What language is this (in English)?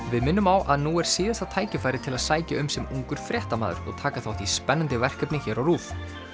Icelandic